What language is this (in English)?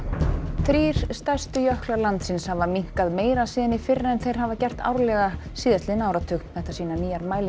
Icelandic